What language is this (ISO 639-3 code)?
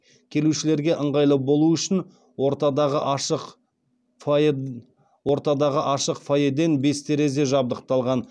kaz